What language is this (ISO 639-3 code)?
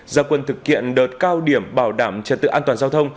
vie